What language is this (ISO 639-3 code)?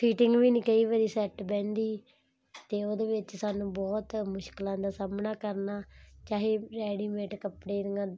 pan